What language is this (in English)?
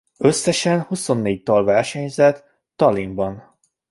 Hungarian